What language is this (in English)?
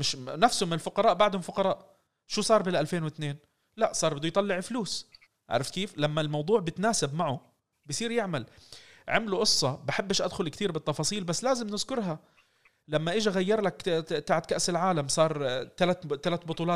Arabic